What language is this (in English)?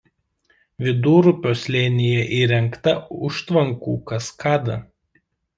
Lithuanian